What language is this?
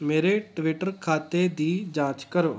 Punjabi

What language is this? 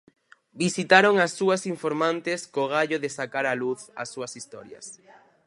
Galician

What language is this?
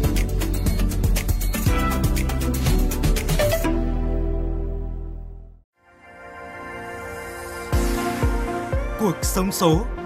Vietnamese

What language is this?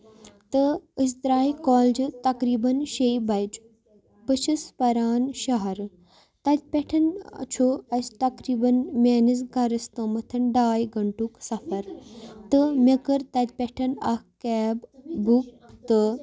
Kashmiri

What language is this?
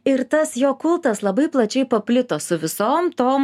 Lithuanian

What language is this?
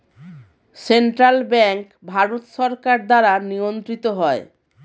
Bangla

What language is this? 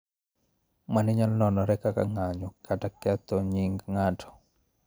Luo (Kenya and Tanzania)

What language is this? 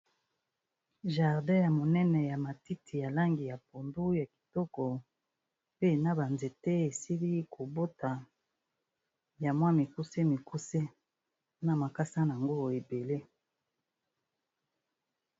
Lingala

